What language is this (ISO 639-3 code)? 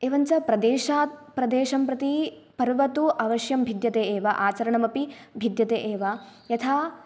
san